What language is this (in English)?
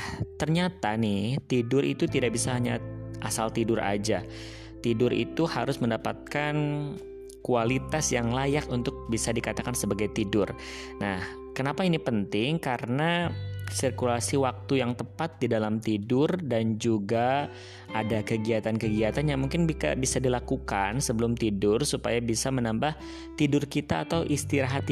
Indonesian